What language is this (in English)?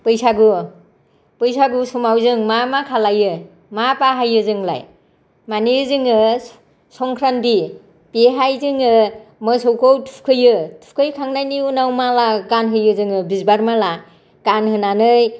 Bodo